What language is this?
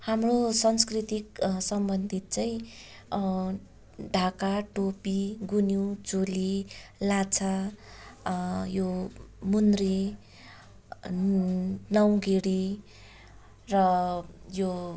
Nepali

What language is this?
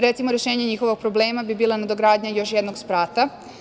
Serbian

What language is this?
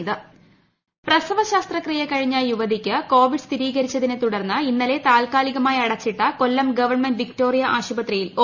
Malayalam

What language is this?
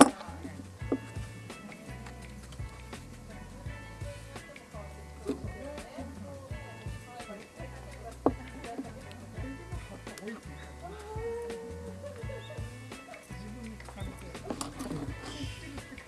Japanese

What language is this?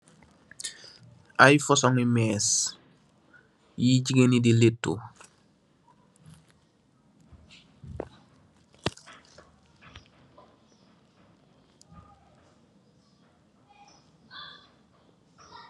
Wolof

